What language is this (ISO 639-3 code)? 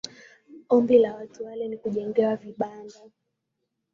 swa